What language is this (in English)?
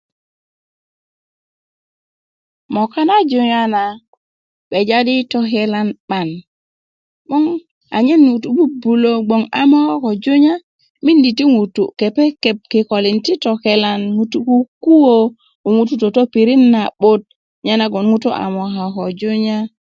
Kuku